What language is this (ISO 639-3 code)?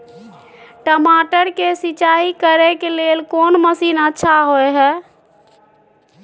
mai